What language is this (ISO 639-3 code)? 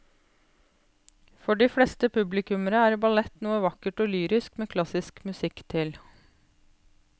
nor